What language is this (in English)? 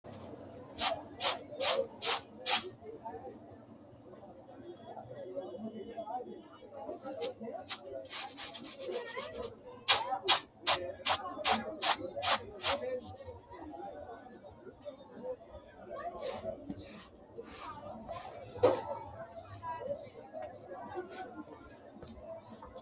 Sidamo